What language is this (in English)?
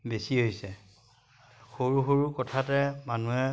Assamese